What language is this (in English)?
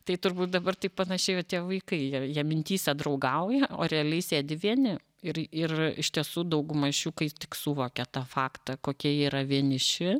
Lithuanian